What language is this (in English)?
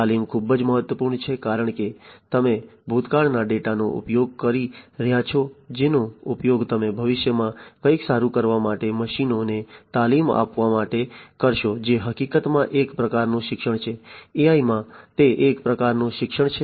Gujarati